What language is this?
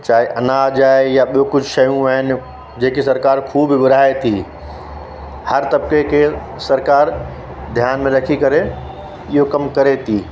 Sindhi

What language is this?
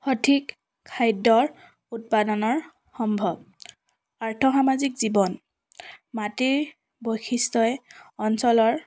Assamese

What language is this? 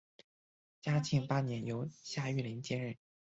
Chinese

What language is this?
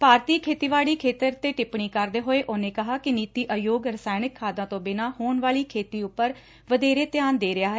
Punjabi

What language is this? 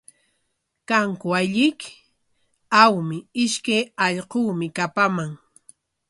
Corongo Ancash Quechua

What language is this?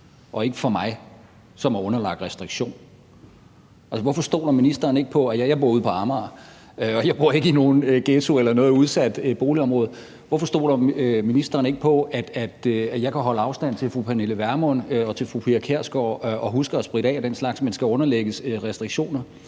Danish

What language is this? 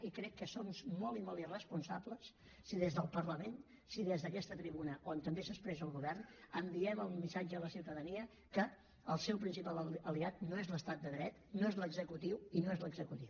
Catalan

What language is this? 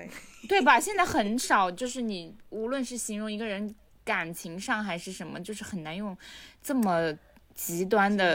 Chinese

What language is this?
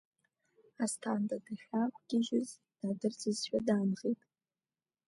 Abkhazian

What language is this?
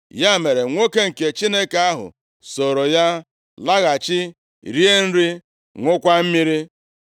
Igbo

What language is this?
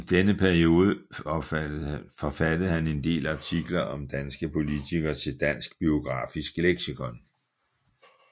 Danish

